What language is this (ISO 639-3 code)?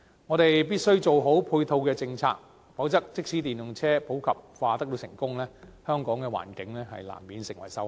yue